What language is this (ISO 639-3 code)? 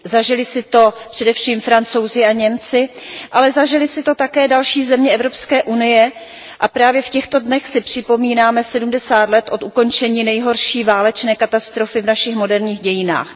ces